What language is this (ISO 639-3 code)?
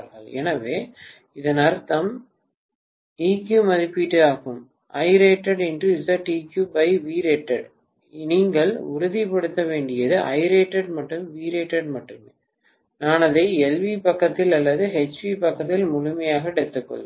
tam